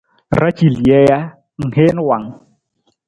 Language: Nawdm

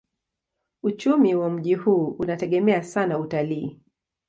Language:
Swahili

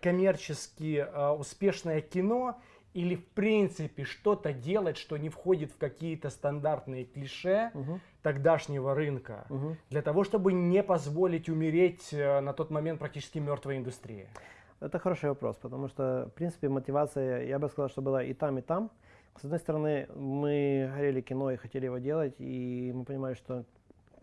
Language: Russian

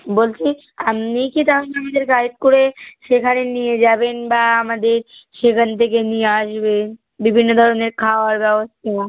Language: Bangla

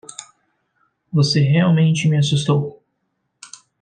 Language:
Portuguese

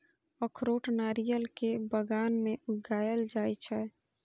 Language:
Maithili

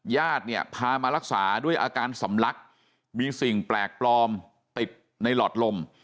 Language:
Thai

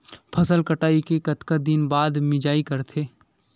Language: Chhattisgarhi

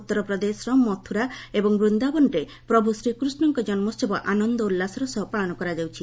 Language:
Odia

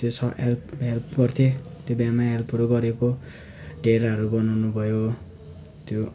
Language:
Nepali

